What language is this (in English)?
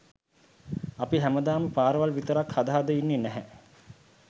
Sinhala